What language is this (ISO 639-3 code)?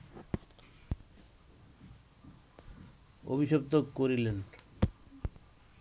ben